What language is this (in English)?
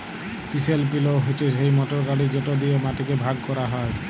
Bangla